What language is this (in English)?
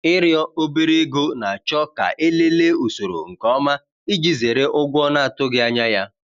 Igbo